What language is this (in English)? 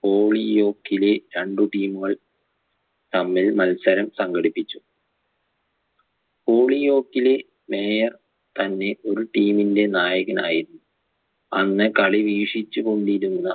Malayalam